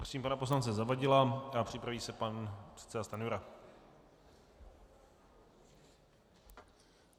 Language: Czech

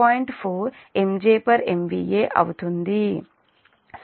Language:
Telugu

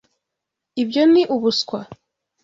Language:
Kinyarwanda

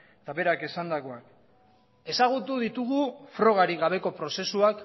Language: Basque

